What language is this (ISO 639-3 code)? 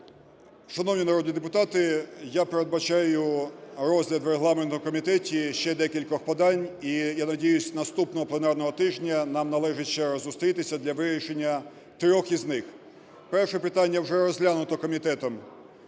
ukr